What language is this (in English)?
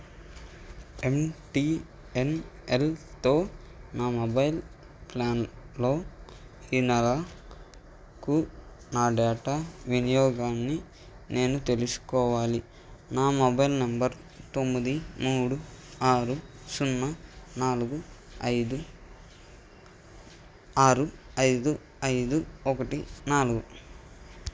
Telugu